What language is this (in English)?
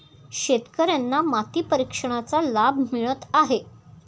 Marathi